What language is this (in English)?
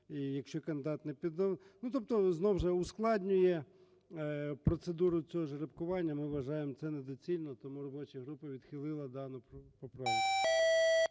Ukrainian